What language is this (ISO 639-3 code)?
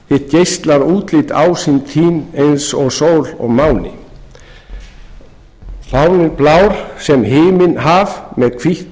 isl